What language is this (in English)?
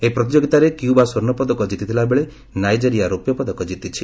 Odia